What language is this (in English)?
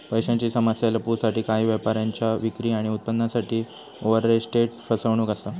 Marathi